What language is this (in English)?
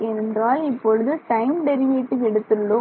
Tamil